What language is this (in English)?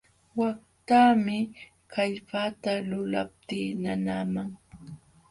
Jauja Wanca Quechua